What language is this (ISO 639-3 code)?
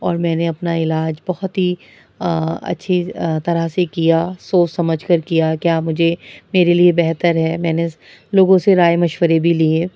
urd